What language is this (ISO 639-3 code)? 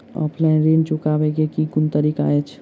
mai